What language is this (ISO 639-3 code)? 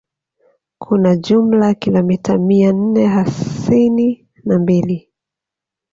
swa